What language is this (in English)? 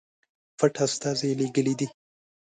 Pashto